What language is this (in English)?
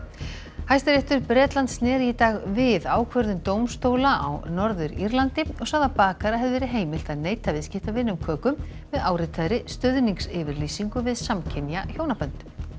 Icelandic